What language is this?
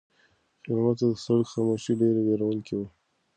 Pashto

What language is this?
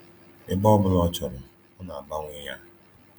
Igbo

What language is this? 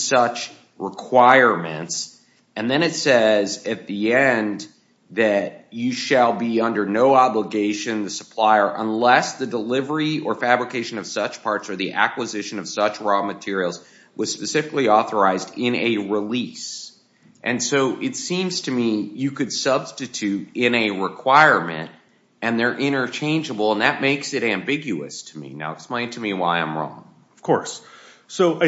English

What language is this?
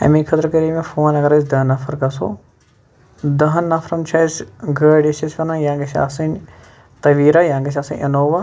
Kashmiri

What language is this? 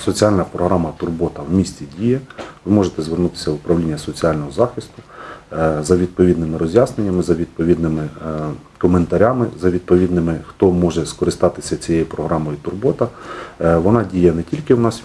Ukrainian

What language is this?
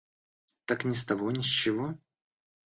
Russian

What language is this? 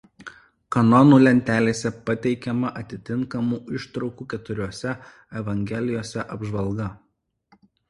Lithuanian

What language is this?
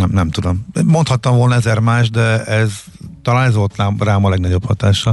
Hungarian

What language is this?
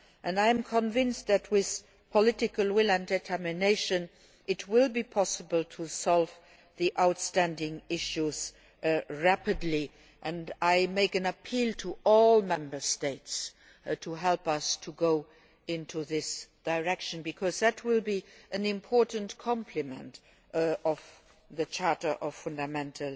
English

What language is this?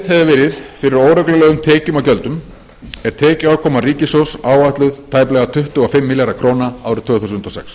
Icelandic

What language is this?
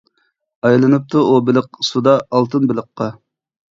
Uyghur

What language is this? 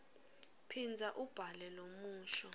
Swati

